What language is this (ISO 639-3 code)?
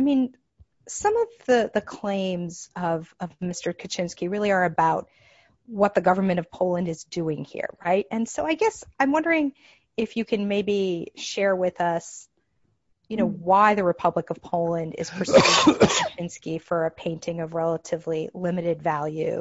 eng